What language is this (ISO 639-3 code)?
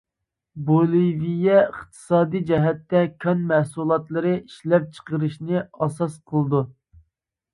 uig